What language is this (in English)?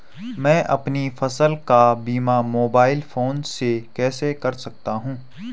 Hindi